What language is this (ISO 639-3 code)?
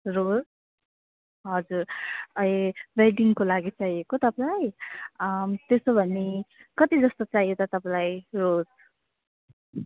nep